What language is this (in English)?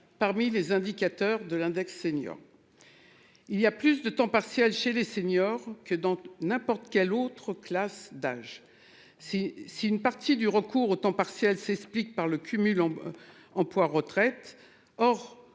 French